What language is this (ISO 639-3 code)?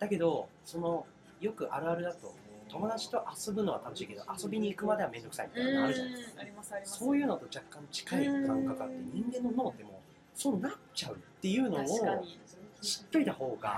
jpn